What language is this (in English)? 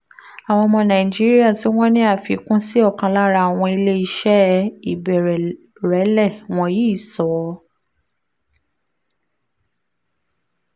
Yoruba